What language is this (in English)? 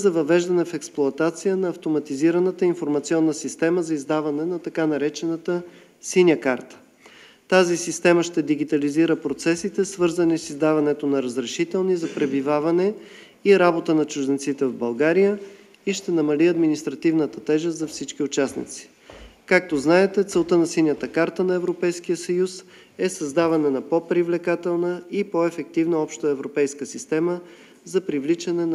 Bulgarian